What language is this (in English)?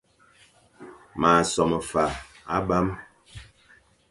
Fang